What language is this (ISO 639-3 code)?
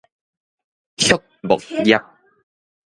nan